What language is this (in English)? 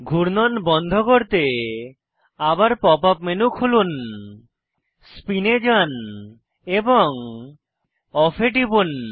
Bangla